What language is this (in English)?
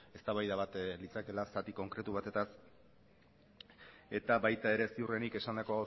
Basque